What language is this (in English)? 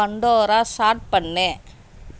Tamil